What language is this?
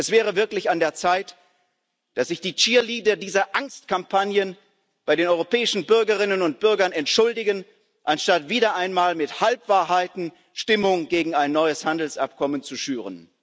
German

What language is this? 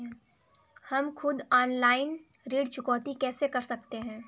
Hindi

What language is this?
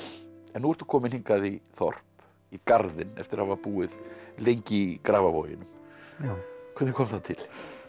Icelandic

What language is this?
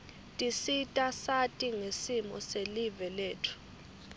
Swati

